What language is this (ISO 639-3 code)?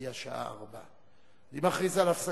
heb